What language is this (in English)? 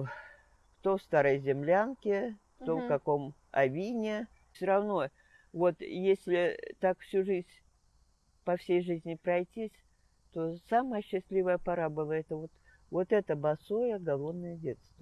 Russian